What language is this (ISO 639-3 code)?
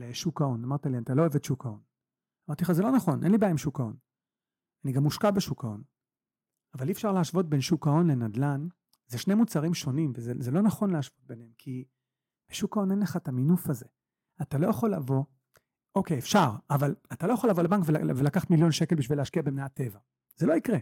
heb